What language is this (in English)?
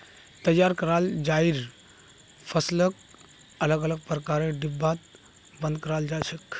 Magahi